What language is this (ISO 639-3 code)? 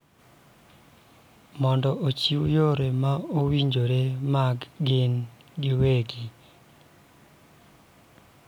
luo